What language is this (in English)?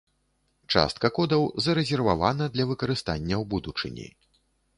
Belarusian